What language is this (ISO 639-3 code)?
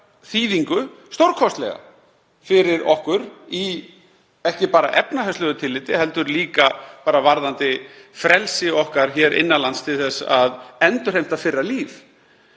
isl